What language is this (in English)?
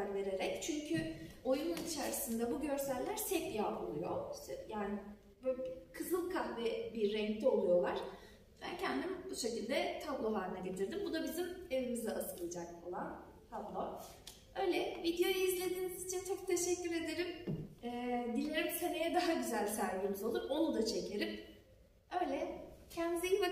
Turkish